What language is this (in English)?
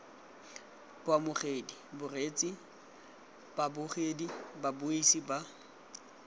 Tswana